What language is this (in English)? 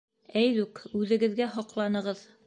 Bashkir